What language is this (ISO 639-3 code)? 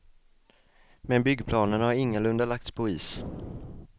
swe